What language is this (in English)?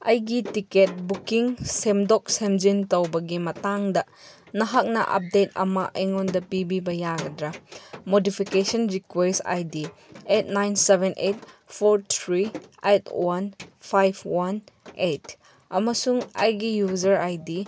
Manipuri